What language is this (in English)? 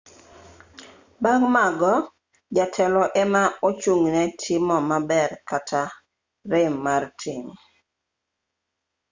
Luo (Kenya and Tanzania)